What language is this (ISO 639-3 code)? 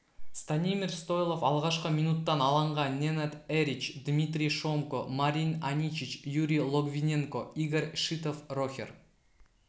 kaz